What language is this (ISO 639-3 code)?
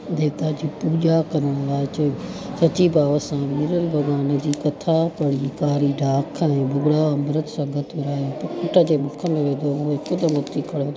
snd